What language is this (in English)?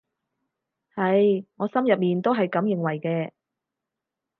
Cantonese